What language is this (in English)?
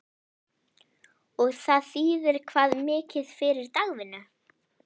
Icelandic